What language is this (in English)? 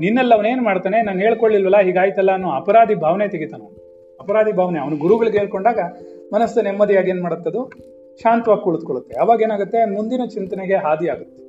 Kannada